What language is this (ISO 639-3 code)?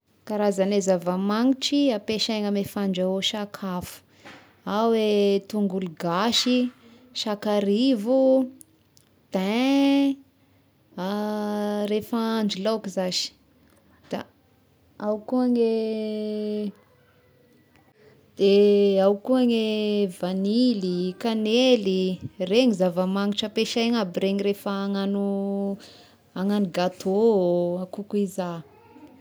tkg